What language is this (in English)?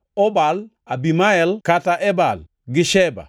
Luo (Kenya and Tanzania)